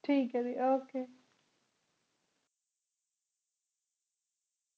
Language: Punjabi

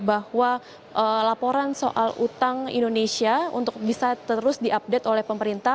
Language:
Indonesian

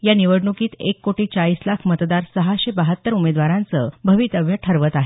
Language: Marathi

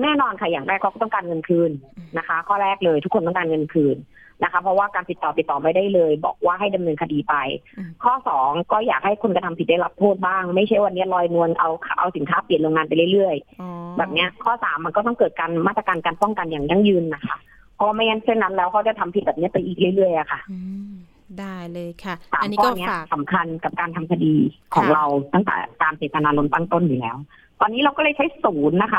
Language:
Thai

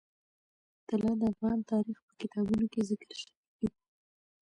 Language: Pashto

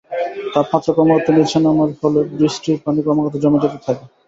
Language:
Bangla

